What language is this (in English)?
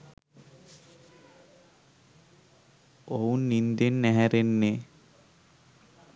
Sinhala